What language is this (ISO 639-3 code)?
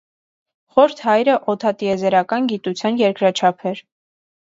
hye